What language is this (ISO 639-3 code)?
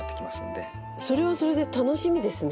jpn